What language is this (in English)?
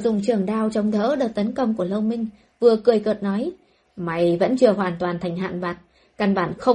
Vietnamese